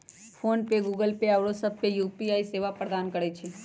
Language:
Magahi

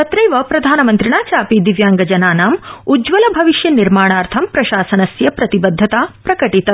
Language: Sanskrit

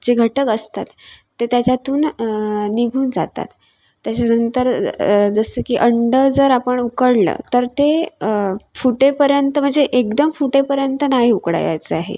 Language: Marathi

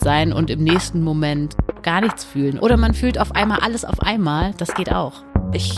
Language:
German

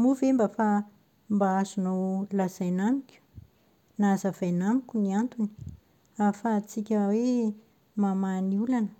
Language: Malagasy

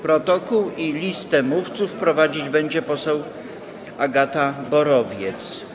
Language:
Polish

